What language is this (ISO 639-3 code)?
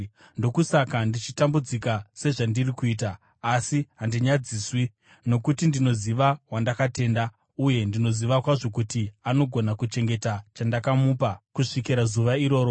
sna